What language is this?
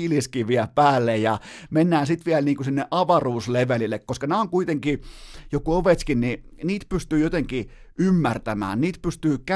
Finnish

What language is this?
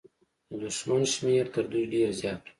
Pashto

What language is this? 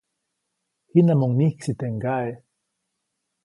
Copainalá Zoque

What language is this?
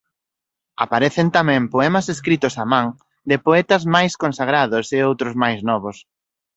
Galician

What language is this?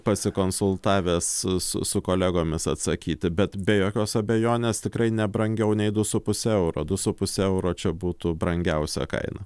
Lithuanian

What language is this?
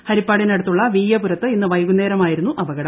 Malayalam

